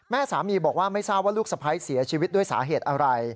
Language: Thai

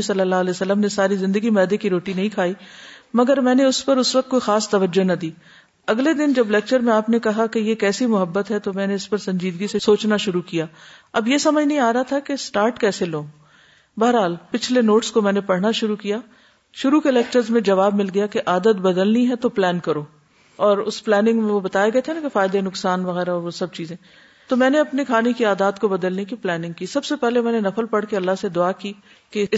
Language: Urdu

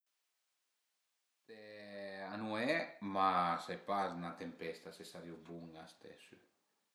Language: Piedmontese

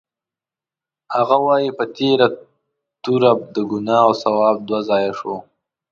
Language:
Pashto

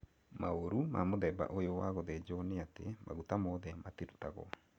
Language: Kikuyu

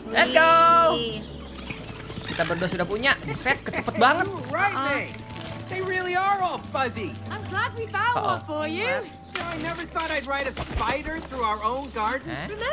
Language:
Indonesian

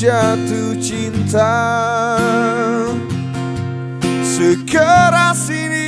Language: Vietnamese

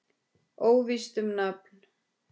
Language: Icelandic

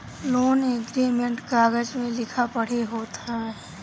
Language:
Bhojpuri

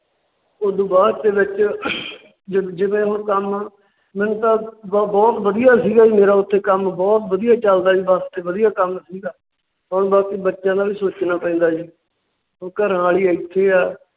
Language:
Punjabi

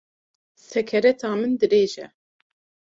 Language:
Kurdish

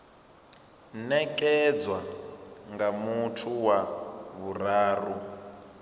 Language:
Venda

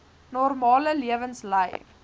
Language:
Afrikaans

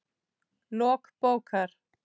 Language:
Icelandic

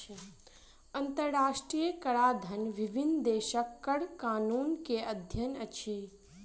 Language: Maithili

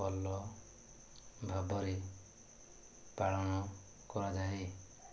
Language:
Odia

